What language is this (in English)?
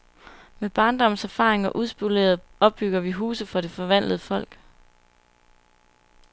Danish